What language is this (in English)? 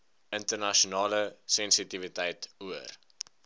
Afrikaans